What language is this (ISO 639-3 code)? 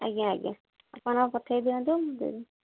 ori